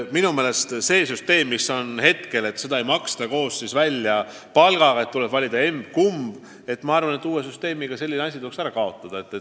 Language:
Estonian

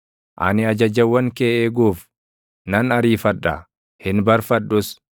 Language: Oromo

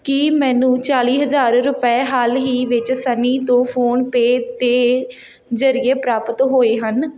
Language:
Punjabi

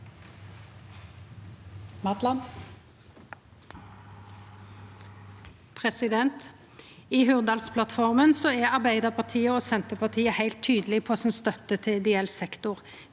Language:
Norwegian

